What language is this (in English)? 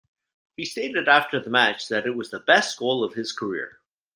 English